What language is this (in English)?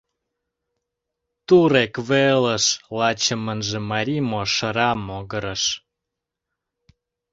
Mari